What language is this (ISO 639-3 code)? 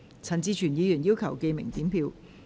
yue